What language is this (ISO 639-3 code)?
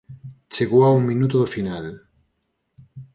glg